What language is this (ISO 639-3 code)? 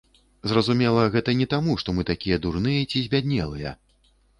bel